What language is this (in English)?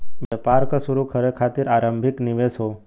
Bhojpuri